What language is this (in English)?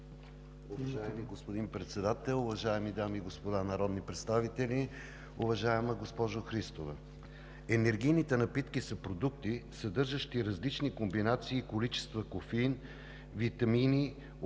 Bulgarian